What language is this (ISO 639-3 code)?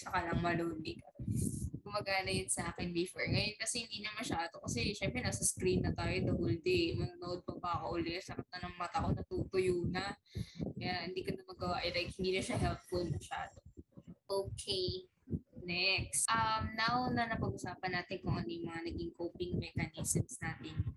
fil